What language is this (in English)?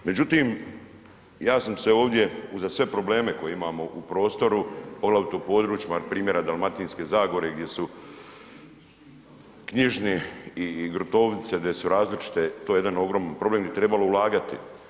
Croatian